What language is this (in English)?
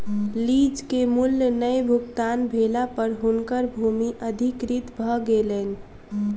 Maithili